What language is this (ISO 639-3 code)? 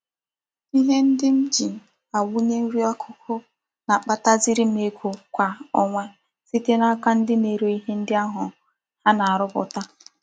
ibo